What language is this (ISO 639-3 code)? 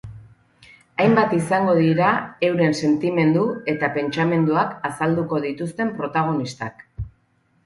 eus